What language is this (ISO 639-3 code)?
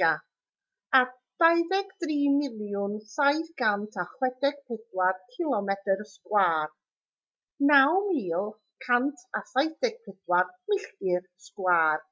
cym